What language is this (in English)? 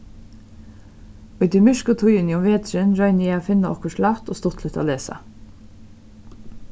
Faroese